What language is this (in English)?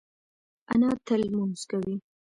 Pashto